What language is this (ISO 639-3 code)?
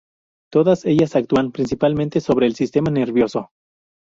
spa